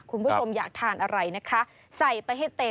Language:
Thai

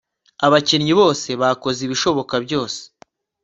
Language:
Kinyarwanda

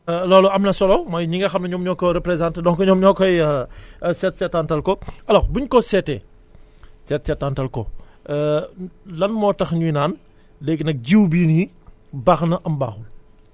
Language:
Wolof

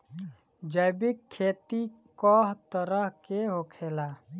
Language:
Bhojpuri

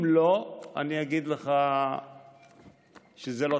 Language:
Hebrew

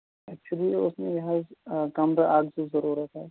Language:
Kashmiri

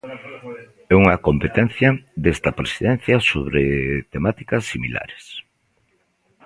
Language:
Galician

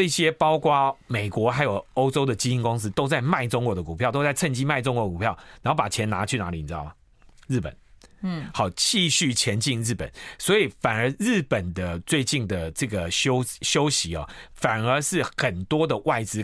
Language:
Chinese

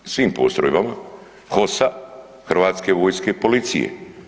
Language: Croatian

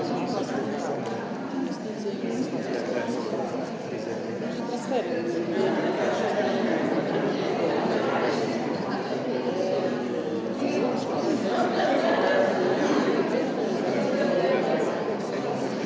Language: Slovenian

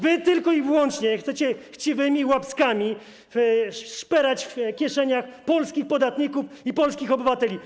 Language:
Polish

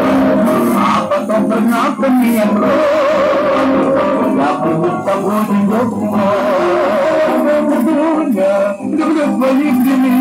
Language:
Arabic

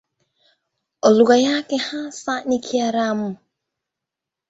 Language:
Swahili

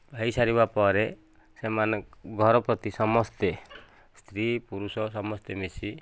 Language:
Odia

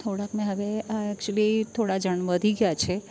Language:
Gujarati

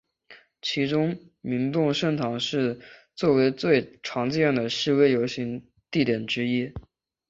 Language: Chinese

